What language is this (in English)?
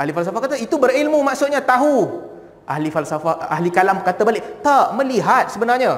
Malay